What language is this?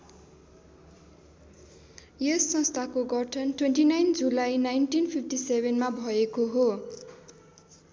Nepali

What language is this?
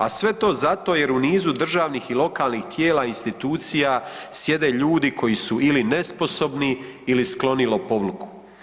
Croatian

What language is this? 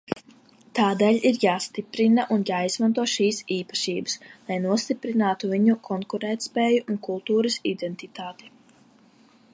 Latvian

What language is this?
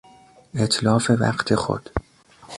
Persian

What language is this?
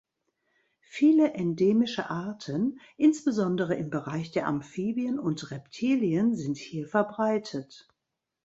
German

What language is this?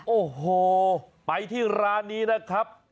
Thai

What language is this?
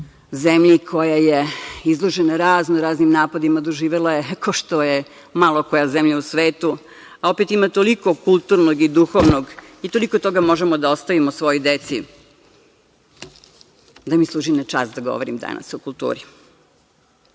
Serbian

